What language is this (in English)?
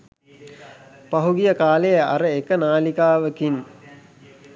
Sinhala